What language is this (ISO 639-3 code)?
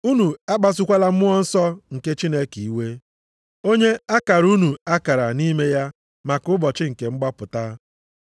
ibo